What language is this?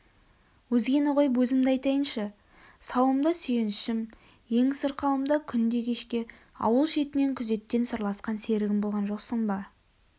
Kazakh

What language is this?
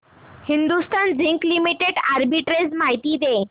Marathi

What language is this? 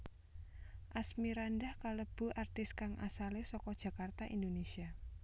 Javanese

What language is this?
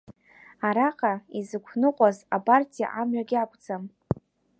Abkhazian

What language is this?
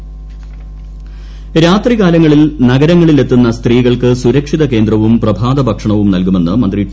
Malayalam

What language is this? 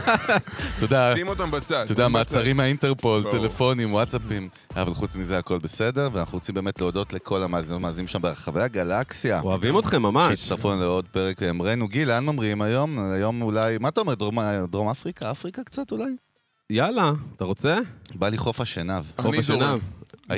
Hebrew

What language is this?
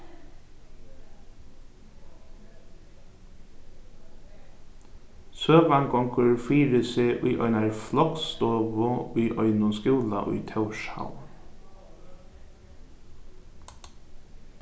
Faroese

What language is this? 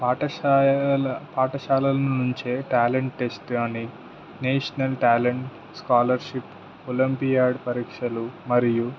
Telugu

